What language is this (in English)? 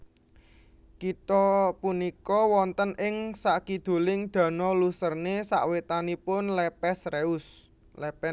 Javanese